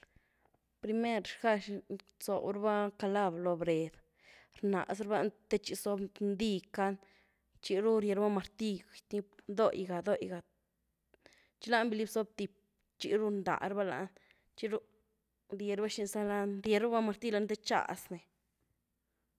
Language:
Güilá Zapotec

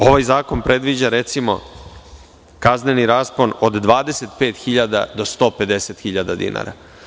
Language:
Serbian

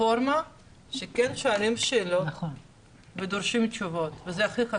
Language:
Hebrew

